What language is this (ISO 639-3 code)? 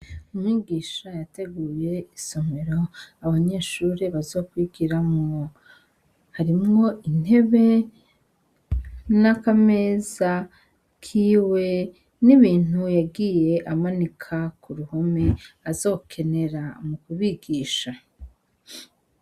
run